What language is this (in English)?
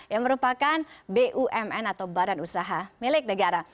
Indonesian